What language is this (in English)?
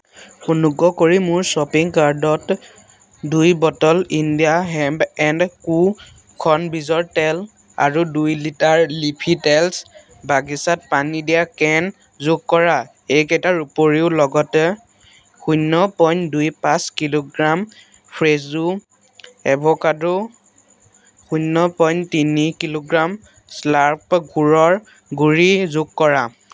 Assamese